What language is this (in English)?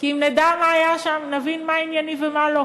Hebrew